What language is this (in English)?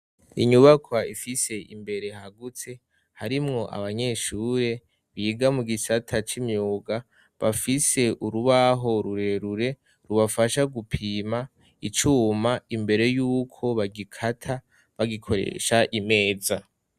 Rundi